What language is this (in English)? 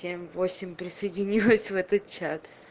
Russian